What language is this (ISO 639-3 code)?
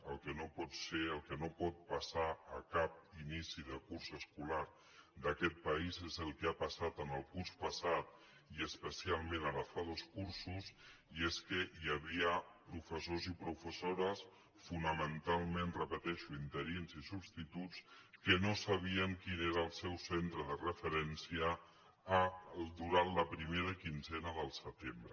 cat